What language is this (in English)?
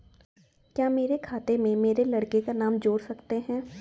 Hindi